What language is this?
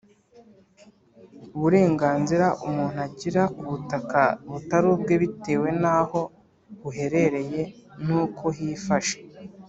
Kinyarwanda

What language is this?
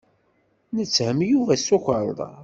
Kabyle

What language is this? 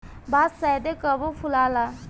Bhojpuri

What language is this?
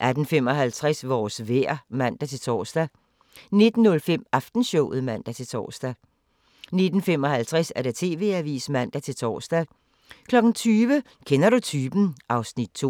Danish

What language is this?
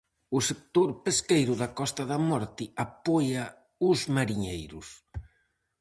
Galician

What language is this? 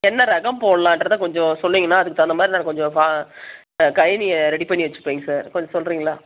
Tamil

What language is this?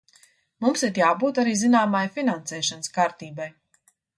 Latvian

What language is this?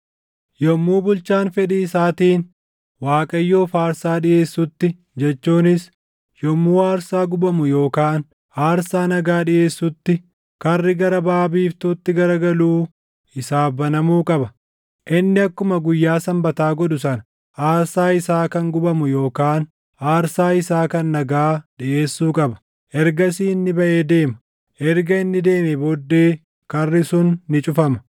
Oromo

